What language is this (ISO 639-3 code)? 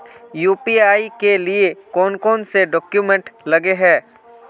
mag